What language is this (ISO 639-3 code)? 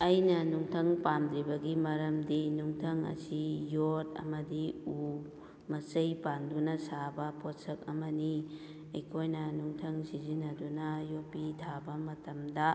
mni